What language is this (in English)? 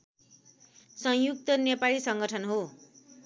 Nepali